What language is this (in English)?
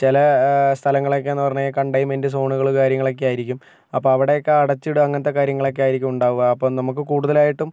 Malayalam